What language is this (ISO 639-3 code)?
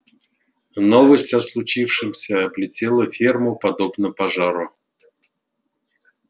rus